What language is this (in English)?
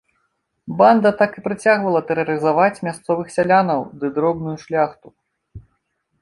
Belarusian